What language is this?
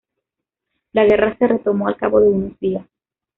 Spanish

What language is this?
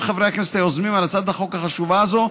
Hebrew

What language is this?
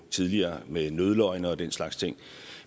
Danish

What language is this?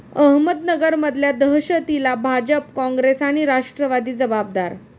Marathi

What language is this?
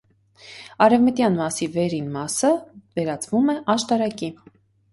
Armenian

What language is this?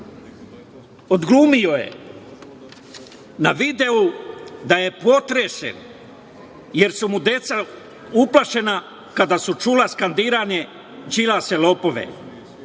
Serbian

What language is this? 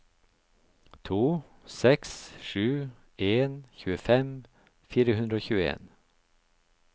Norwegian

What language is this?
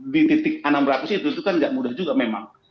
Indonesian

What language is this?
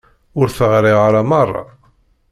Kabyle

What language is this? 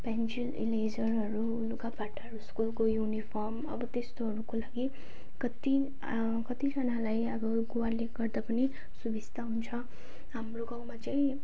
Nepali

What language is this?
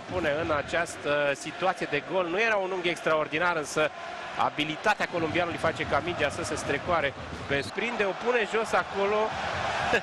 Romanian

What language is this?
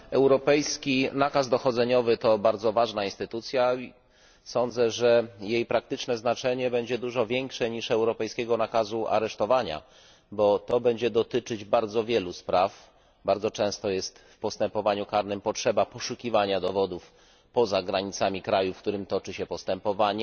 Polish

